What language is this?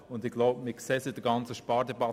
Swiss German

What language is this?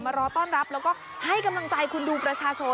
Thai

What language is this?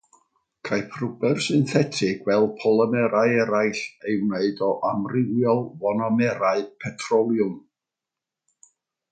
Welsh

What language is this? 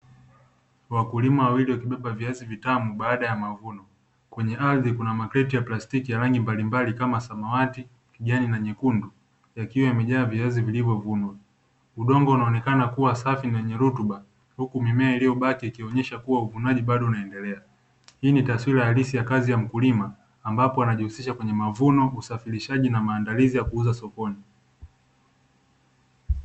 Swahili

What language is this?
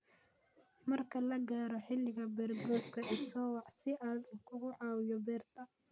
Somali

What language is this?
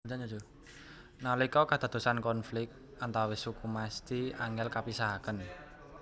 Javanese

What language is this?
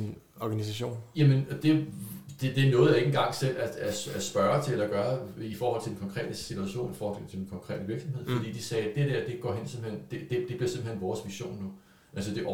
Danish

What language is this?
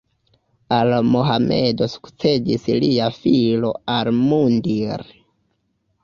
Esperanto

